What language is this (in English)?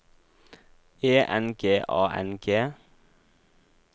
Norwegian